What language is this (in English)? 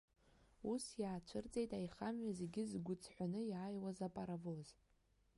Abkhazian